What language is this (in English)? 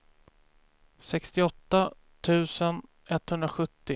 Swedish